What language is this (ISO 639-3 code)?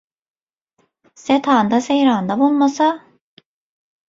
tuk